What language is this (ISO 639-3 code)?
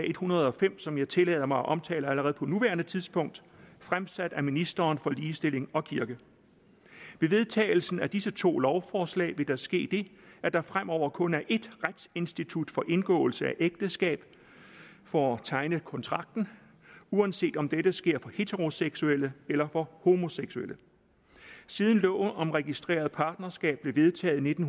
dan